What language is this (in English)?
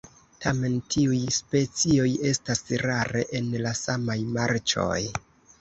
Esperanto